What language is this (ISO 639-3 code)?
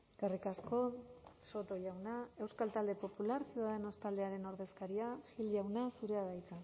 eus